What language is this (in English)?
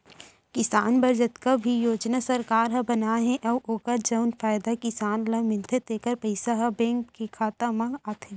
Chhattisgarhi